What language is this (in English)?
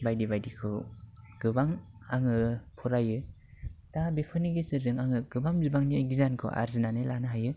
Bodo